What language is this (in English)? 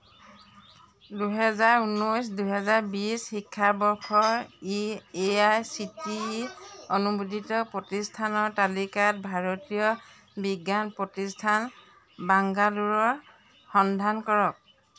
Assamese